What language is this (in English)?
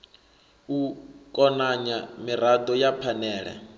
Venda